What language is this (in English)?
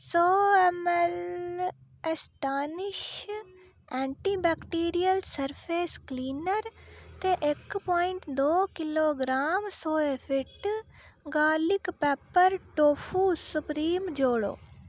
Dogri